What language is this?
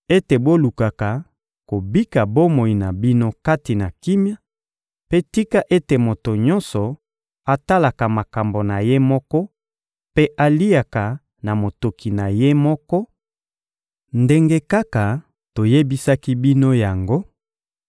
Lingala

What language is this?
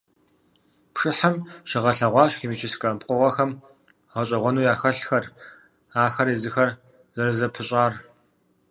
Kabardian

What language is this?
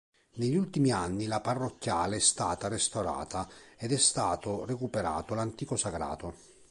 Italian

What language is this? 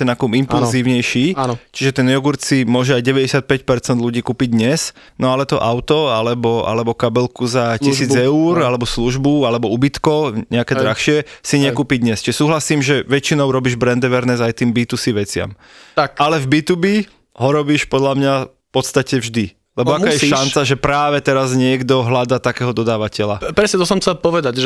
Slovak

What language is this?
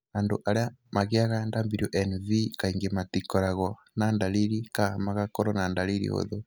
Kikuyu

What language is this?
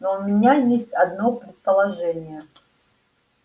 Russian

